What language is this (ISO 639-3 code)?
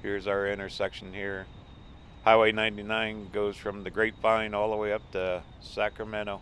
eng